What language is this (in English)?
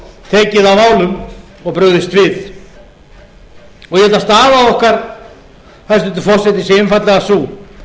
Icelandic